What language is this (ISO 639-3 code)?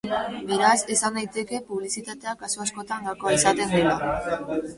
eus